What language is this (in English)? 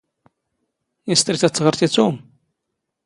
Standard Moroccan Tamazight